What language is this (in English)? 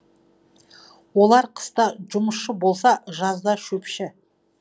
Kazakh